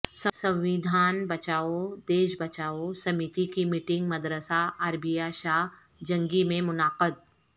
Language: Urdu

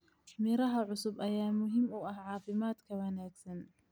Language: Somali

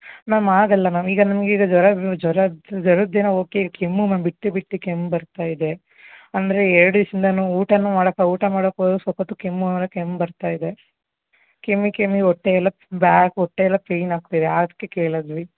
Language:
Kannada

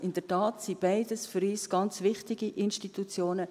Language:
Swiss German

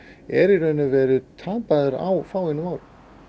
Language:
Icelandic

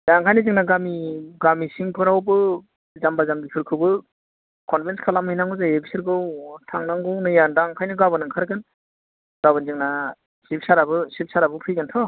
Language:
Bodo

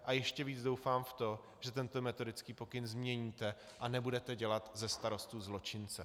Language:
Czech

